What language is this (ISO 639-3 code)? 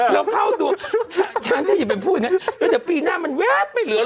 tha